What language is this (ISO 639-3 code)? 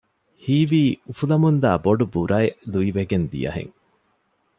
div